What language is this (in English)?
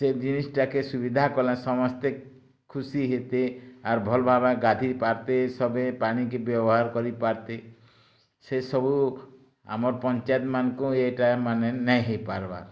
Odia